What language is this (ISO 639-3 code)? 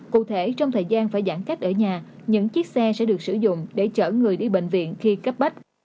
vie